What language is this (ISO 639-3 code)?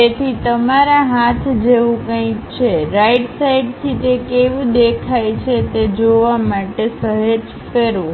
guj